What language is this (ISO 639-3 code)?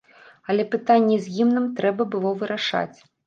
bel